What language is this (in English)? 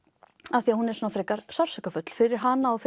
Icelandic